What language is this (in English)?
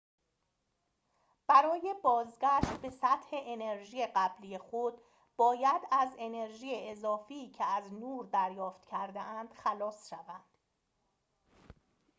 Persian